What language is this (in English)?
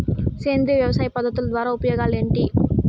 Telugu